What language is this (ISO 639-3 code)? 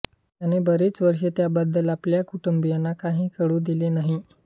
mar